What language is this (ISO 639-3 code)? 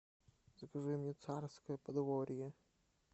rus